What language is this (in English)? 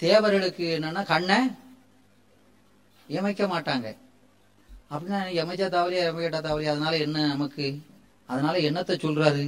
Tamil